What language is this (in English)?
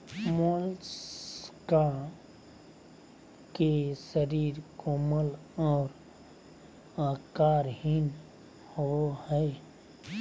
Magahi